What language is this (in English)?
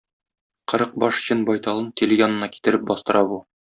Tatar